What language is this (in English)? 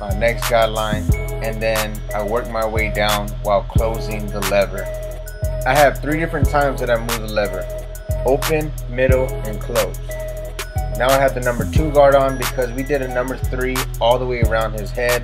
English